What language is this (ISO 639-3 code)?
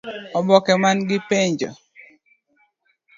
luo